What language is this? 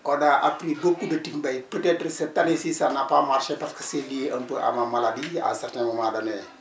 Wolof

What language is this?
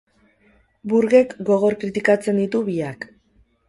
Basque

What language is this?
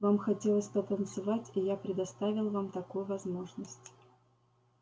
Russian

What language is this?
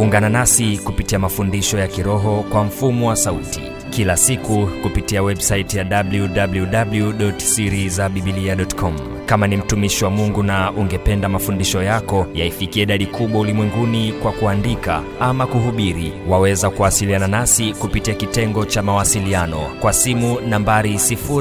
Swahili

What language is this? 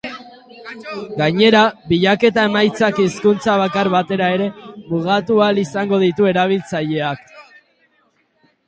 Basque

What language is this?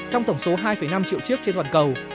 Vietnamese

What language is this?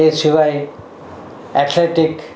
Gujarati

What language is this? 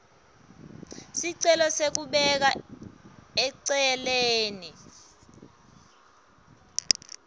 Swati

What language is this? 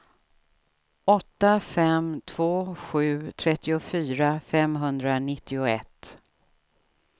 Swedish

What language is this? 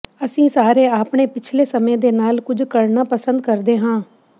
Punjabi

